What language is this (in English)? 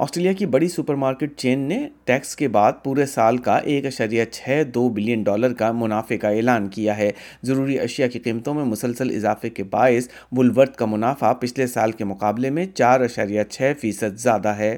Urdu